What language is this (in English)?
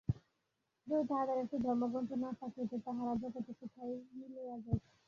Bangla